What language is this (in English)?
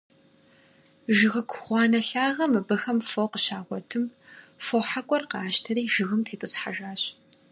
Kabardian